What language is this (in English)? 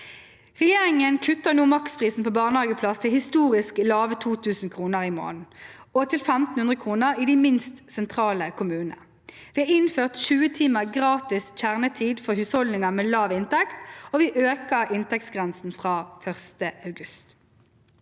Norwegian